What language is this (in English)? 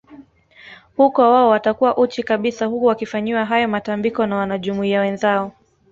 Swahili